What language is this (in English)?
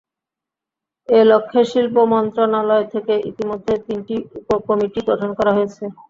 Bangla